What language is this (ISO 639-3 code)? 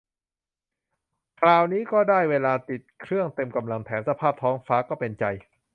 tha